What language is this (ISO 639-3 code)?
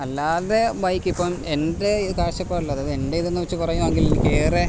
mal